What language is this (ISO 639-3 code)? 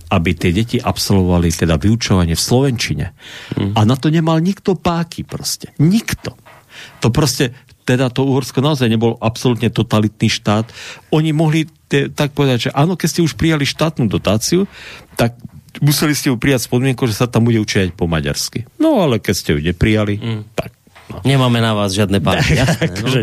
slk